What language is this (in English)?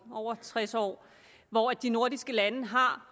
Danish